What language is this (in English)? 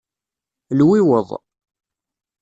Kabyle